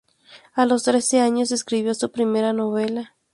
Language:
Spanish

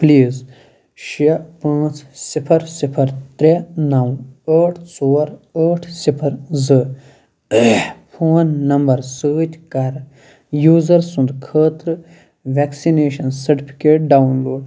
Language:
Kashmiri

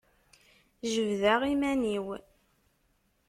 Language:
Kabyle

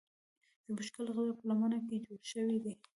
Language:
Pashto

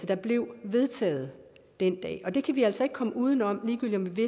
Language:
Danish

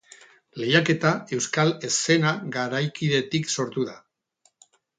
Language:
Basque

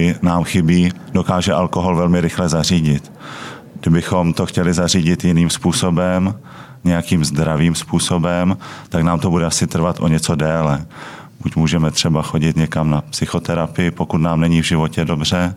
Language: Czech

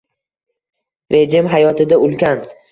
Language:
Uzbek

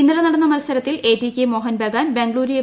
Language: Malayalam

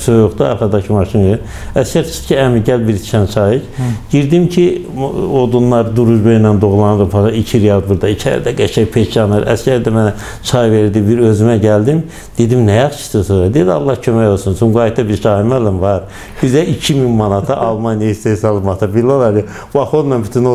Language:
Turkish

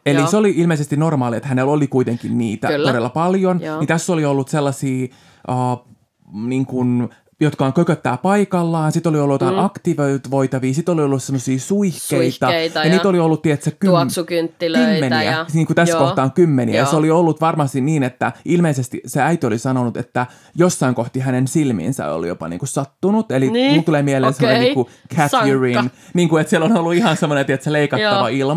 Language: Finnish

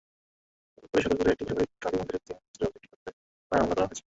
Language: Bangla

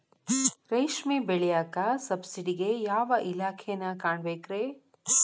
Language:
Kannada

